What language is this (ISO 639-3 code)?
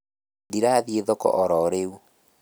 kik